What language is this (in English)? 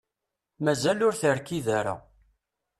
Kabyle